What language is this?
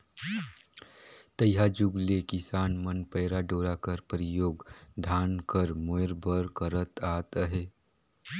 Chhattisgarhi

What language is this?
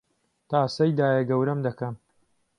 Central Kurdish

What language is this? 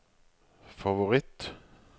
Norwegian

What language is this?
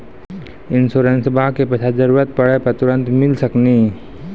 Maithili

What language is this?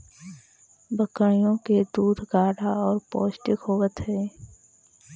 Magahi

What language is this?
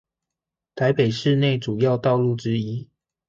Chinese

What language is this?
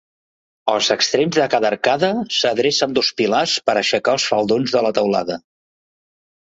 Catalan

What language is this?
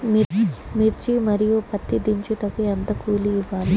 Telugu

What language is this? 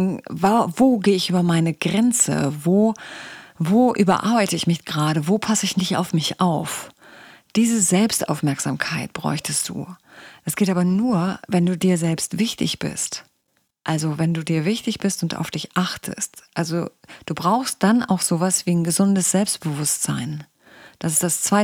German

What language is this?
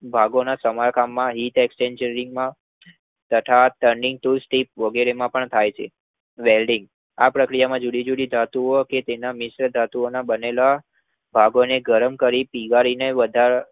Gujarati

